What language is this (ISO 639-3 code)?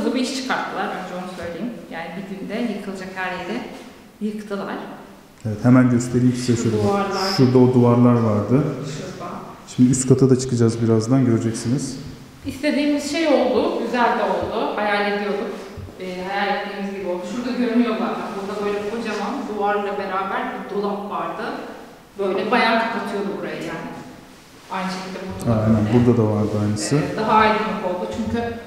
tur